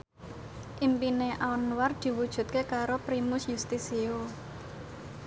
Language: Javanese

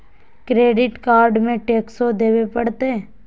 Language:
Magahi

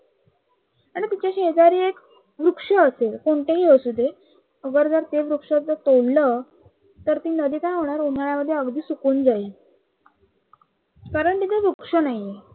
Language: Marathi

